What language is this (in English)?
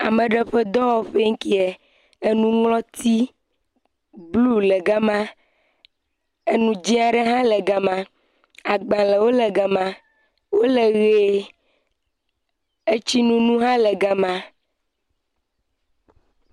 Ewe